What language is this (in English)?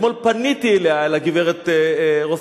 Hebrew